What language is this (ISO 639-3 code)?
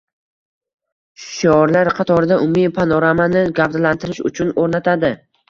uzb